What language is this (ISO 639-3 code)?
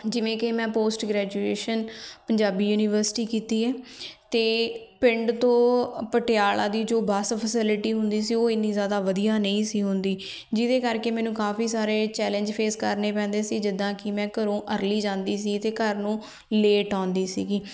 pan